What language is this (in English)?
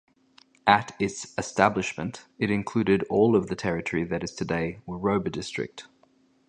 English